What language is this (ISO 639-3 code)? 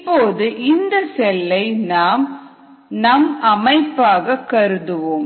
tam